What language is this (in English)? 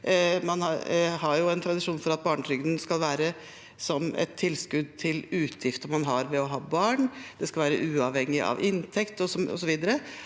Norwegian